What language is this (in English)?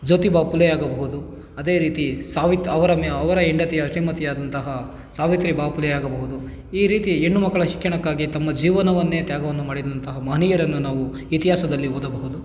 Kannada